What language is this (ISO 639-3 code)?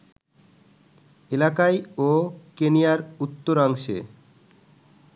ben